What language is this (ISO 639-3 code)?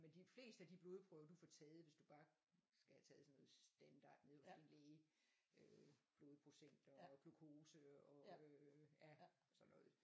dan